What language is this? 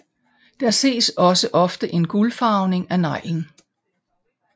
Danish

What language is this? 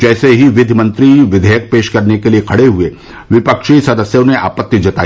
Hindi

